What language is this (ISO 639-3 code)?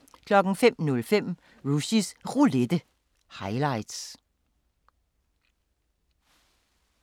dan